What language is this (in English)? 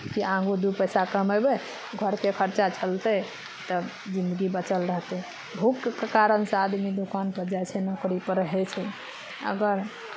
Maithili